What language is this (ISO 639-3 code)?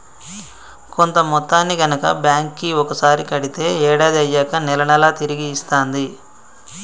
tel